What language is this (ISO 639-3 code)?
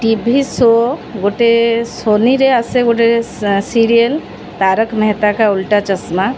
ori